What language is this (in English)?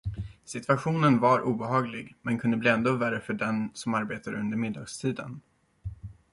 Swedish